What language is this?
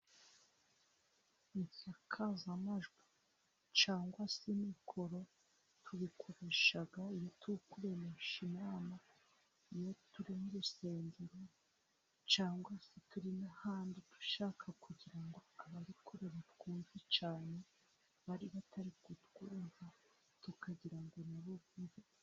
Kinyarwanda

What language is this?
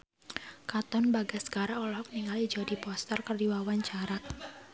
Sundanese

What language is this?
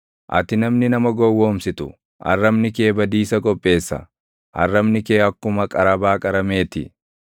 Oromo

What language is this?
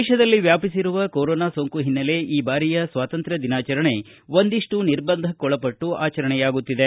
Kannada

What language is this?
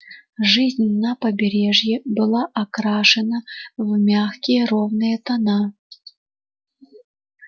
Russian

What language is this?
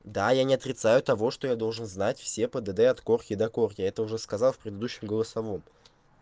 Russian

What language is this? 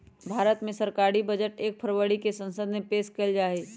Magahi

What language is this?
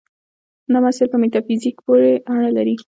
Pashto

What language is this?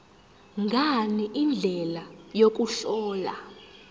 Zulu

